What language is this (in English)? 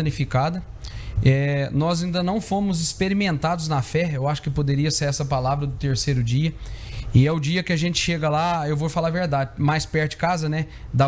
Portuguese